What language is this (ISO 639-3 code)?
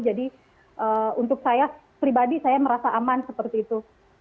ind